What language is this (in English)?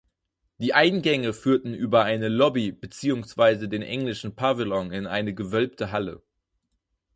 German